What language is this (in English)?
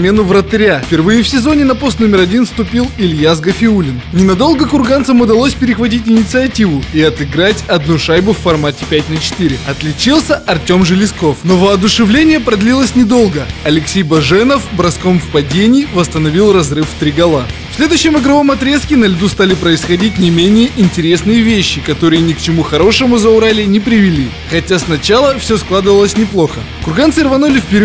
Russian